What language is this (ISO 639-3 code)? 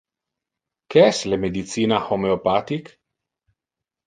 ina